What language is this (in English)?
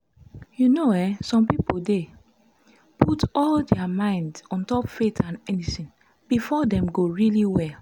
Nigerian Pidgin